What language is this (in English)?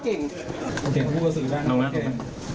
Thai